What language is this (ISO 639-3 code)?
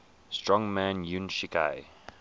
eng